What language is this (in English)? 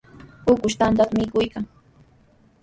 Sihuas Ancash Quechua